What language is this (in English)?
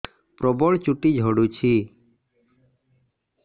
Odia